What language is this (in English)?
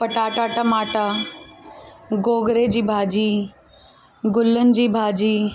Sindhi